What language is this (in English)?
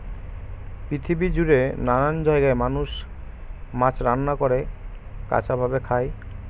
Bangla